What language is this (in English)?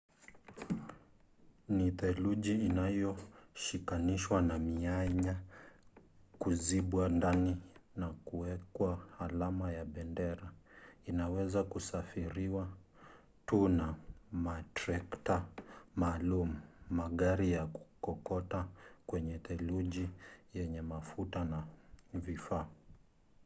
Swahili